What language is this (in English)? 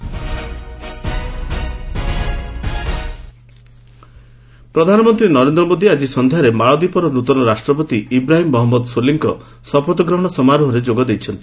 Odia